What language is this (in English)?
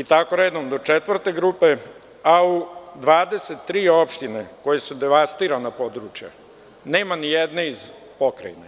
Serbian